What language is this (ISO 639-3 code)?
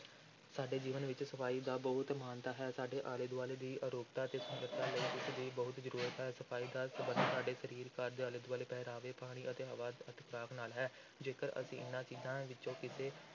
pan